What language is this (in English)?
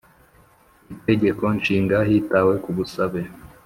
Kinyarwanda